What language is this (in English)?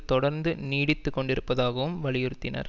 Tamil